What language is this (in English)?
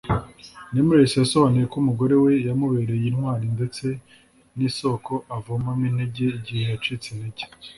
Kinyarwanda